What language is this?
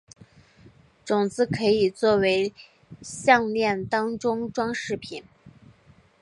Chinese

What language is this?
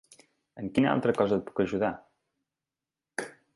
Catalan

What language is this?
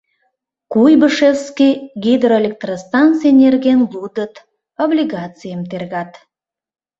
Mari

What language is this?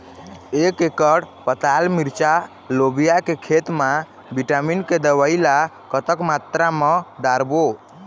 Chhattisgarhi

